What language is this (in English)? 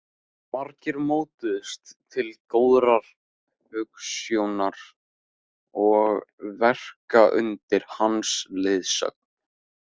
Icelandic